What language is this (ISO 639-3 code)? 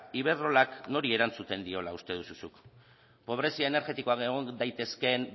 eus